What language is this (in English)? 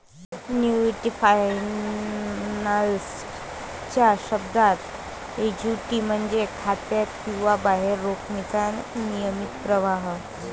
Marathi